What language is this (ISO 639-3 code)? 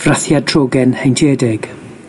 cym